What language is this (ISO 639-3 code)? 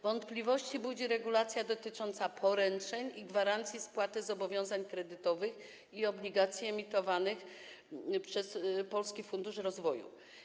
pol